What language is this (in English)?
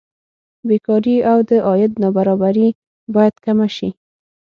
Pashto